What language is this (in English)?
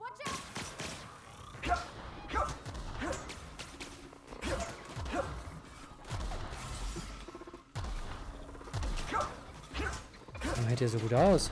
German